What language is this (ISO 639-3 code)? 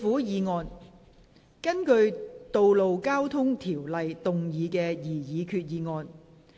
yue